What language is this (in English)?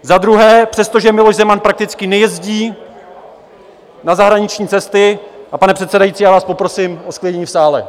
Czech